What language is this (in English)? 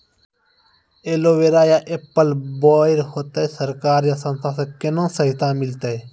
Maithili